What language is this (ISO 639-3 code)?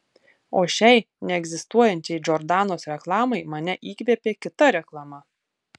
lit